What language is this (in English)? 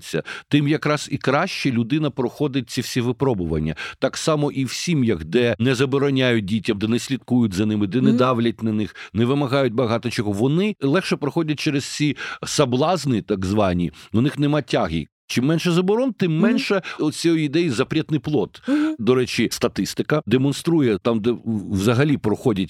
Ukrainian